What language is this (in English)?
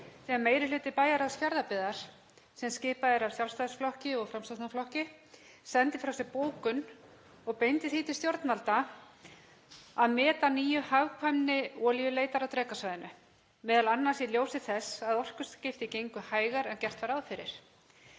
Icelandic